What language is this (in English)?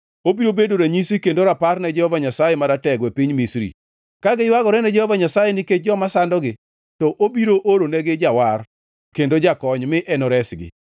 Luo (Kenya and Tanzania)